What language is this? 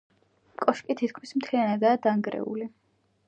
Georgian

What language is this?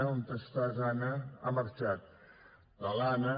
Catalan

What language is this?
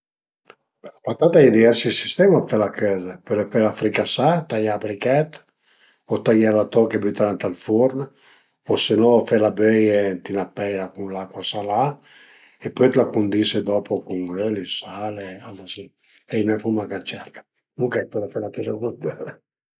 Piedmontese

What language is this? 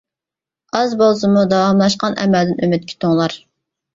Uyghur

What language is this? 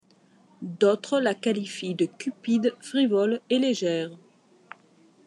French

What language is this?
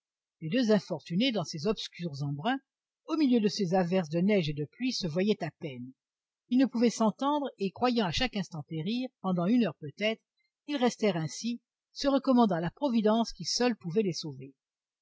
French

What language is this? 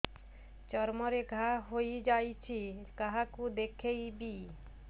Odia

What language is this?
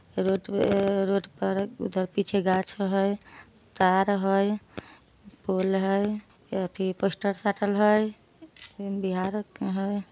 Magahi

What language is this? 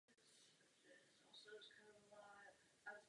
Czech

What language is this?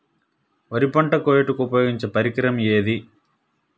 Telugu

